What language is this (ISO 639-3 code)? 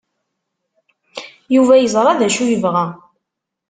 kab